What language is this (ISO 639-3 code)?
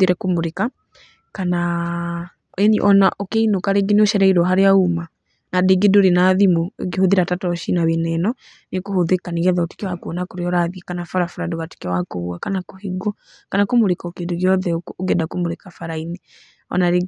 kik